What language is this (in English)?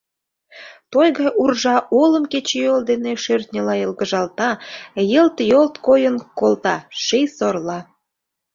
Mari